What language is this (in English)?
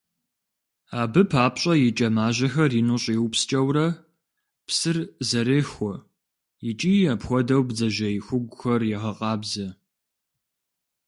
Kabardian